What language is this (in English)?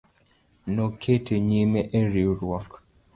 Luo (Kenya and Tanzania)